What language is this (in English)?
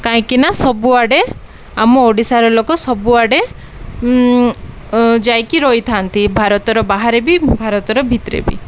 Odia